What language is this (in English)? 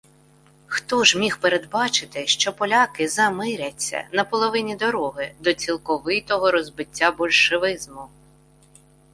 Ukrainian